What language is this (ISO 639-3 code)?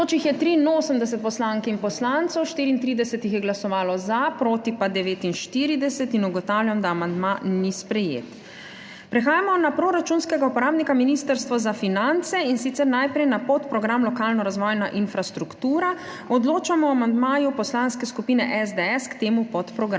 slv